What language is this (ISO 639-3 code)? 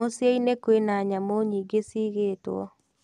kik